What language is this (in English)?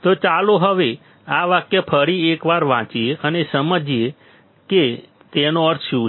Gujarati